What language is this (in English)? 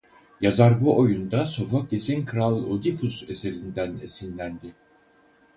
Turkish